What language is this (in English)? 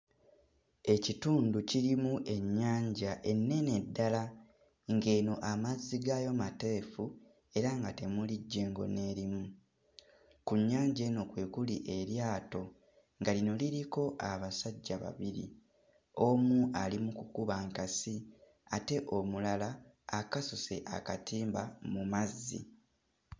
Ganda